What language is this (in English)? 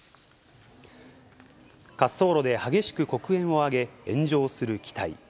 Japanese